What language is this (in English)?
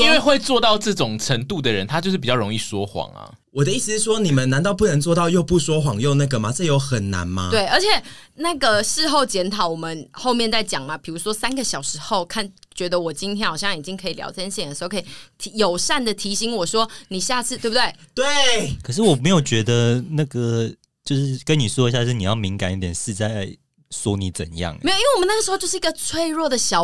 Chinese